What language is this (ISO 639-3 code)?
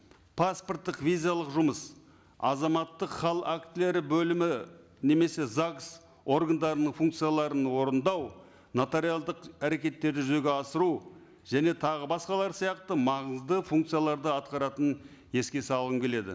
kaz